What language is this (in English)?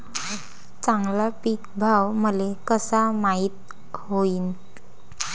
Marathi